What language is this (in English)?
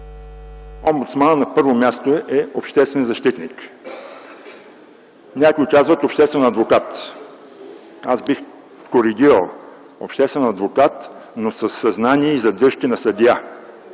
Bulgarian